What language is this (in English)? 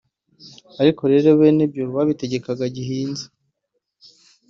Kinyarwanda